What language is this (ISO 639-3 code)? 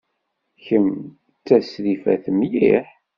kab